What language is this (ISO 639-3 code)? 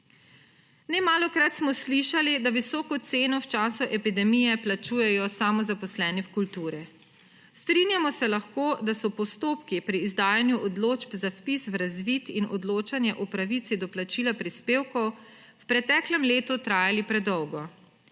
slv